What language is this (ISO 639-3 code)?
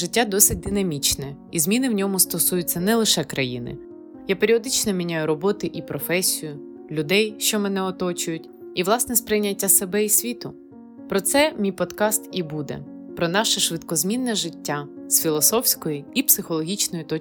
ukr